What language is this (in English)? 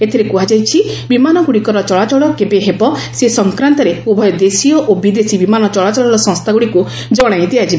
Odia